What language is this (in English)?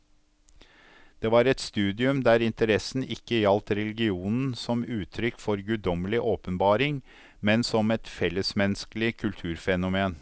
Norwegian